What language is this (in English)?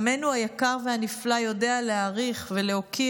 Hebrew